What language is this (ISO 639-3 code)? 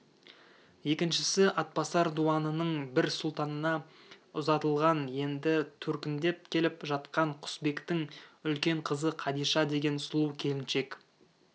kaz